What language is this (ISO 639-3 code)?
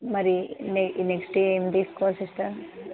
tel